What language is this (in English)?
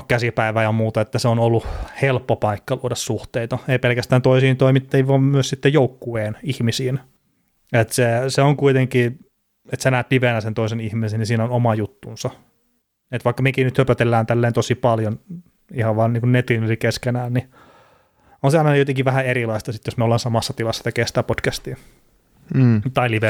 Finnish